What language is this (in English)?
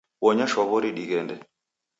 Taita